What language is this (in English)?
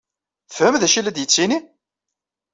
Kabyle